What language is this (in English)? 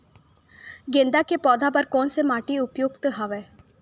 Chhattisgarhi